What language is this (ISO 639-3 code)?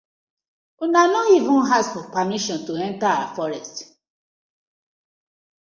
pcm